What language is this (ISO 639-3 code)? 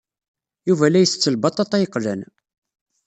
kab